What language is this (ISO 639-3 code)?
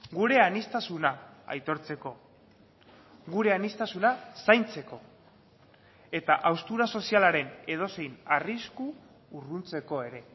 eus